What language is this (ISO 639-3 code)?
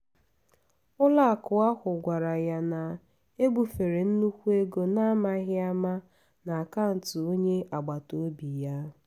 ibo